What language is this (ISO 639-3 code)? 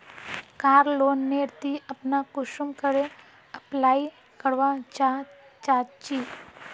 mag